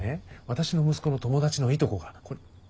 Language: Japanese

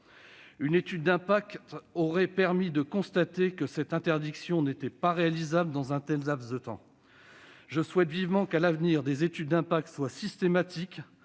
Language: French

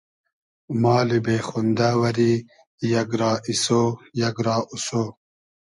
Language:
Hazaragi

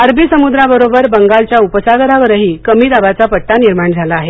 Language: Marathi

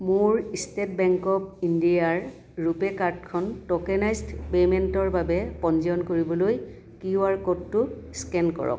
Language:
Assamese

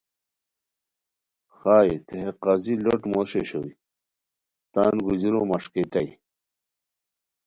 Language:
Khowar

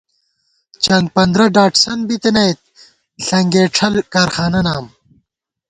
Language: Gawar-Bati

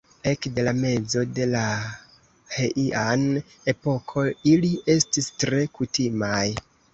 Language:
Esperanto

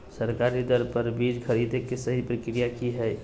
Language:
Magahi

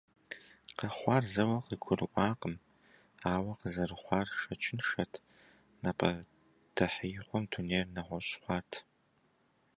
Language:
Kabardian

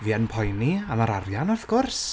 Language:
Welsh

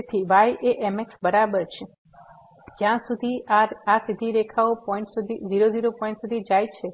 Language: Gujarati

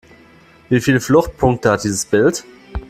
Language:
German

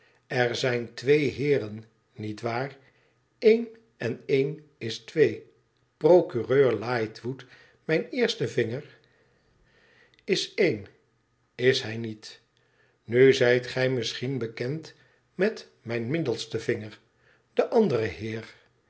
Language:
Dutch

